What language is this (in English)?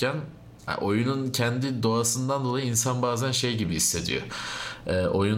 Turkish